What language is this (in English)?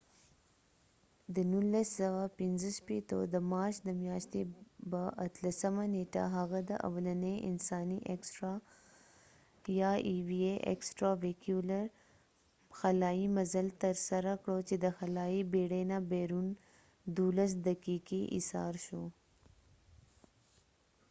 Pashto